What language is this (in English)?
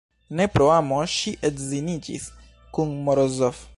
Esperanto